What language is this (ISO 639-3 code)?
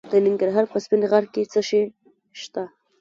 pus